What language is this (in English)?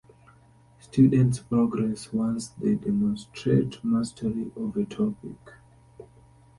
English